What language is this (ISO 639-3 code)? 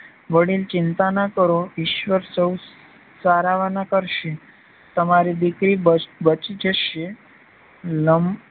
guj